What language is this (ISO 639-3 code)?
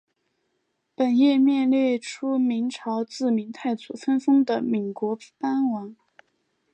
zho